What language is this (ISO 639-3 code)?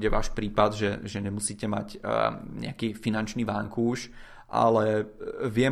ces